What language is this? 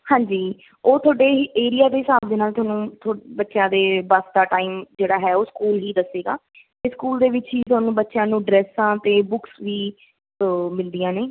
Punjabi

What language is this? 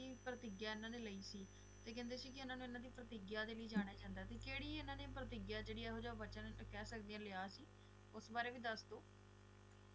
Punjabi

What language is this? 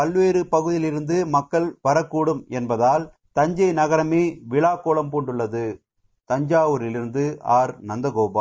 Tamil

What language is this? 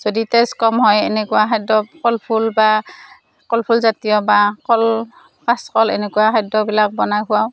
Assamese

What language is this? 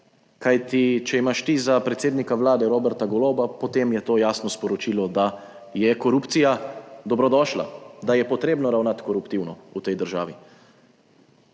Slovenian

